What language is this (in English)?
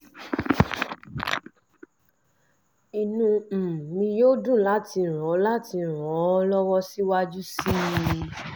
Yoruba